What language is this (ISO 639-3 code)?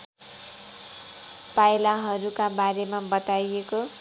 nep